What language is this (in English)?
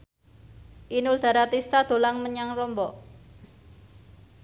Javanese